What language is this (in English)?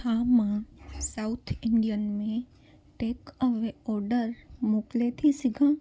Sindhi